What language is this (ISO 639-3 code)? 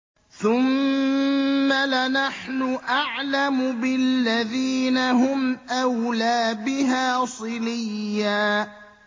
ara